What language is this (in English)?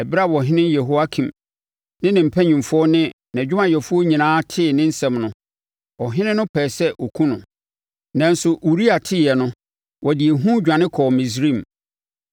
Akan